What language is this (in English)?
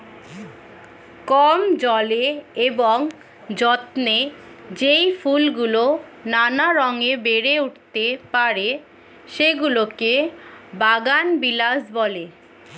Bangla